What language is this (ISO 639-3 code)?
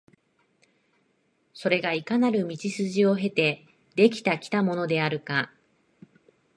jpn